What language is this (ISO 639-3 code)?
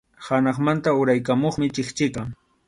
qxu